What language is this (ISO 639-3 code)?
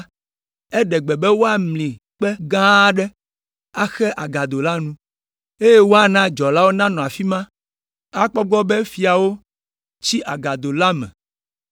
ewe